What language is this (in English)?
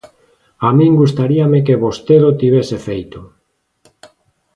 Galician